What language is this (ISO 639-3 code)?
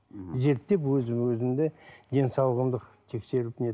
kaz